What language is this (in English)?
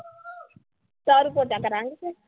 Punjabi